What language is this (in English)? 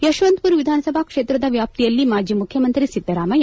Kannada